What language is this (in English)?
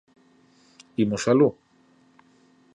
Galician